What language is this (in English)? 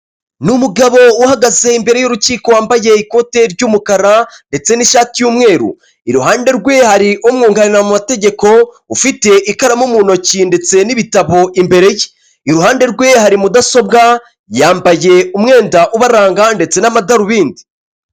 Kinyarwanda